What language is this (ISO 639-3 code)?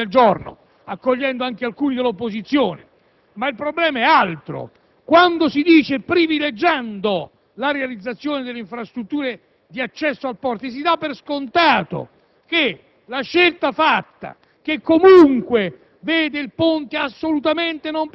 ita